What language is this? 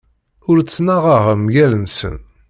Kabyle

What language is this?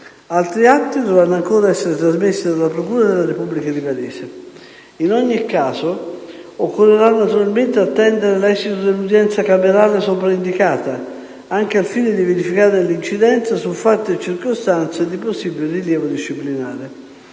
Italian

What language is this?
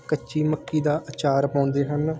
Punjabi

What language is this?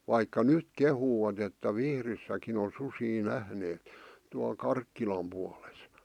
Finnish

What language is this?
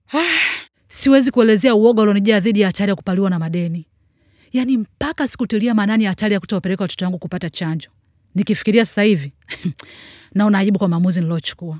Swahili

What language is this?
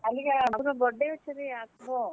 Odia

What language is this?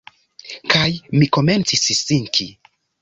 Esperanto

